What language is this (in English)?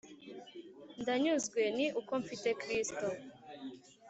Kinyarwanda